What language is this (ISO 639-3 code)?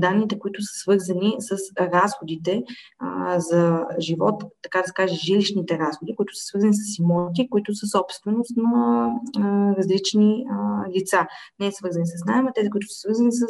bul